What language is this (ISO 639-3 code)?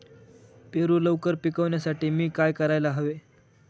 mar